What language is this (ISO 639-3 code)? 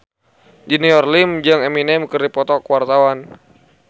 sun